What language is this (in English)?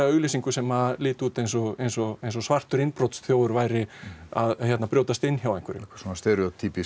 Icelandic